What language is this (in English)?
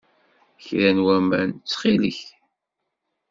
Kabyle